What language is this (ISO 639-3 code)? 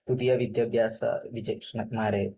mal